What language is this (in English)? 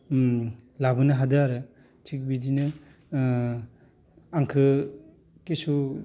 Bodo